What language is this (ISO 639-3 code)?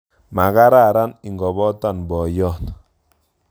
kln